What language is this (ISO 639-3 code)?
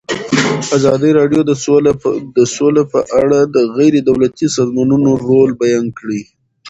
pus